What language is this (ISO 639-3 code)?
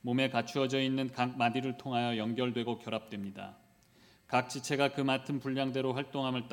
kor